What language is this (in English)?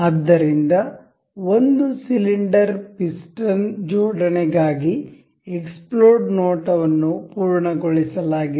Kannada